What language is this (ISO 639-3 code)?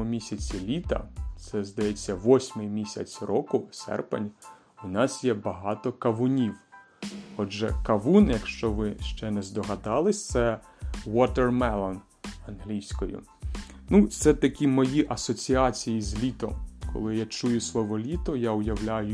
ukr